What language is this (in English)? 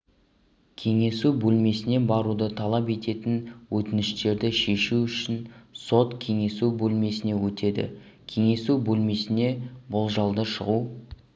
Kazakh